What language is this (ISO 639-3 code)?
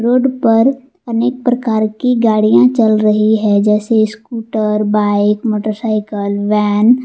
hin